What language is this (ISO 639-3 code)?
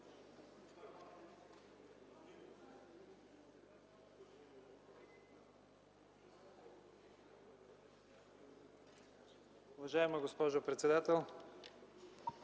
bul